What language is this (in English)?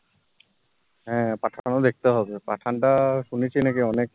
Bangla